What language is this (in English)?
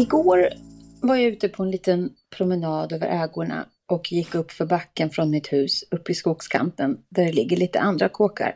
Swedish